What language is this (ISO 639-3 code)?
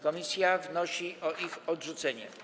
pol